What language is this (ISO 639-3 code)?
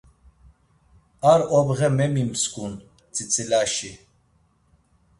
lzz